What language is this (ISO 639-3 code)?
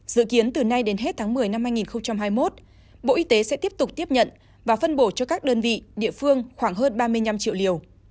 vie